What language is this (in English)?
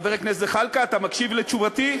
Hebrew